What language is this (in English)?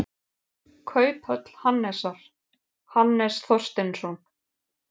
Icelandic